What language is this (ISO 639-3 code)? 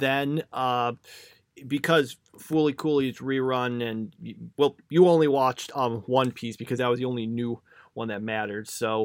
eng